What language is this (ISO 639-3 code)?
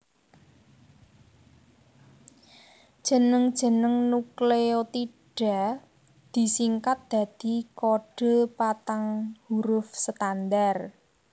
jav